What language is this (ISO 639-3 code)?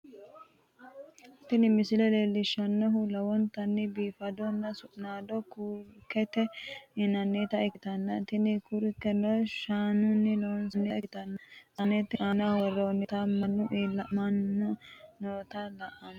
sid